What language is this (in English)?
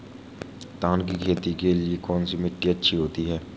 Hindi